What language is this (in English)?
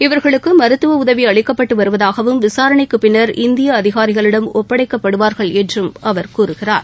Tamil